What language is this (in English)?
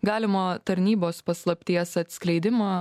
Lithuanian